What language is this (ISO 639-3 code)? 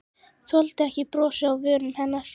isl